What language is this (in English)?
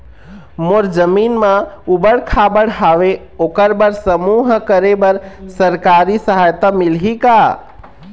Chhattisgarhi